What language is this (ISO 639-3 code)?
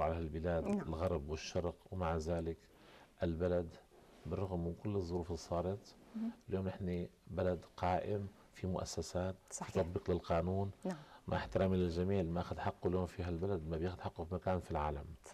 ara